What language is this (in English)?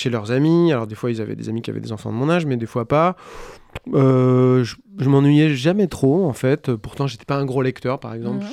French